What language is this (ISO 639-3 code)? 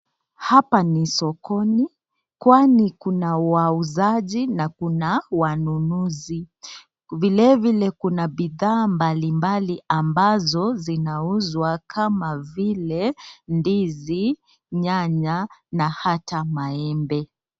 swa